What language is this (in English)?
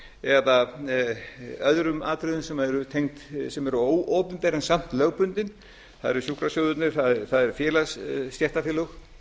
Icelandic